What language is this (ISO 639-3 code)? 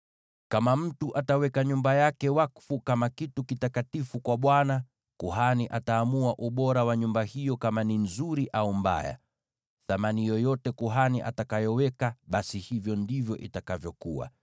swa